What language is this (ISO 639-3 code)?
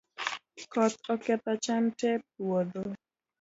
luo